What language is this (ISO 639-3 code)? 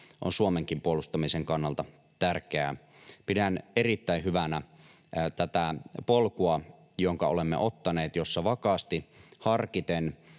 fin